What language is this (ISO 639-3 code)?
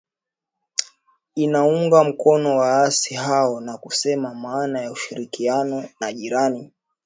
swa